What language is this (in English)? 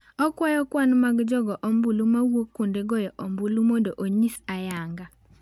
Luo (Kenya and Tanzania)